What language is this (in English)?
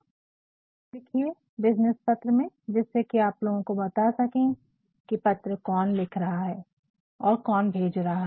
Hindi